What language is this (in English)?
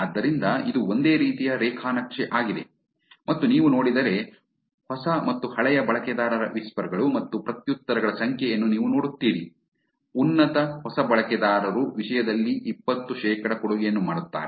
Kannada